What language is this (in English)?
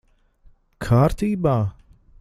Latvian